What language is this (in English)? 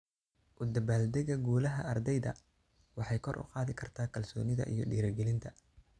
Somali